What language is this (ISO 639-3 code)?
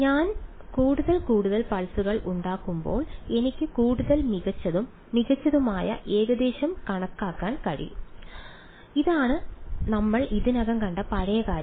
mal